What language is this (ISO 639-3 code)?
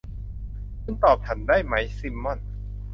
tha